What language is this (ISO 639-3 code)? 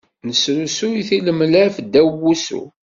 kab